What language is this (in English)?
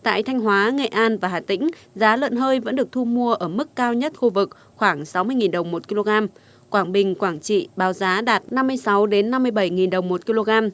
Vietnamese